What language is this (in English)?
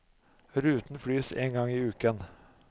Norwegian